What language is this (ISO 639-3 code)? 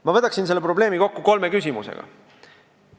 est